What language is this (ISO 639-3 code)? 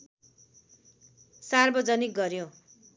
nep